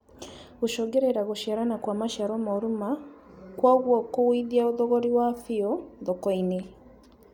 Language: Kikuyu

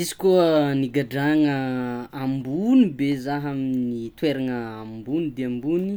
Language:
Tsimihety Malagasy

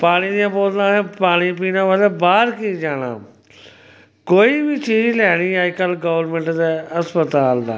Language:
Dogri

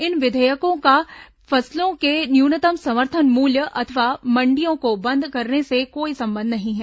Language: Hindi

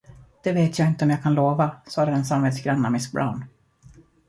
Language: Swedish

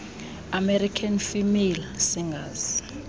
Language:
Xhosa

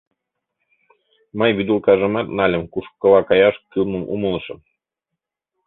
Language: Mari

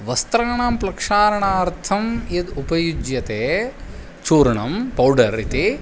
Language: Sanskrit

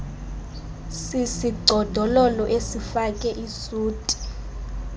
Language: Xhosa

